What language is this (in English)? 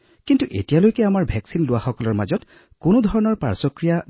Assamese